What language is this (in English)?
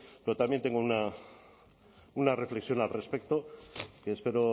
Spanish